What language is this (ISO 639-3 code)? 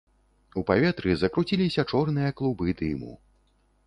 bel